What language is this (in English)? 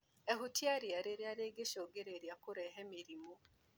Kikuyu